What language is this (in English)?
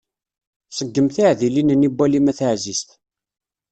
Kabyle